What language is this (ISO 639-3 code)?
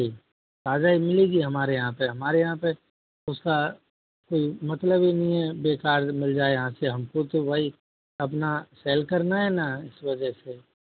hin